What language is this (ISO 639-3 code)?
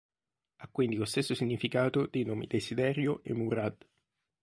ita